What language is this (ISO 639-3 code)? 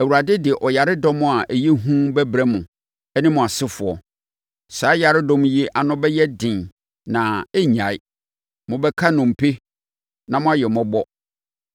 aka